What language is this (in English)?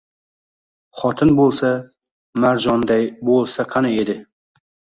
Uzbek